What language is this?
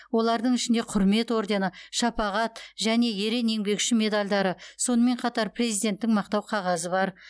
Kazakh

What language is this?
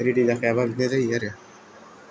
Bodo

